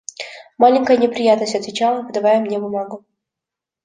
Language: Russian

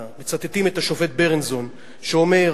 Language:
Hebrew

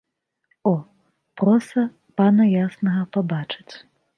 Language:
Belarusian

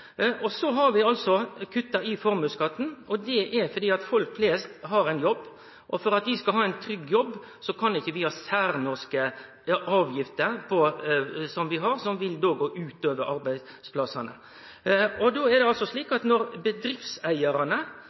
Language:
Norwegian Nynorsk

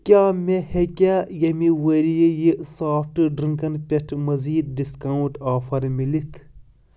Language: Kashmiri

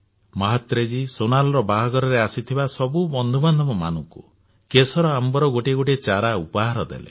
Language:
Odia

